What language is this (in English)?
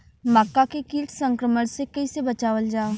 Bhojpuri